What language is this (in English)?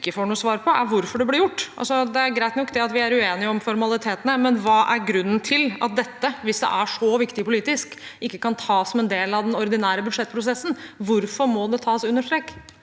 Norwegian